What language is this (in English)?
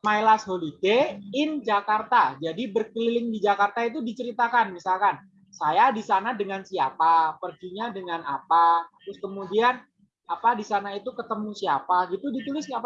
Indonesian